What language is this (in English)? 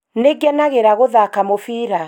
Kikuyu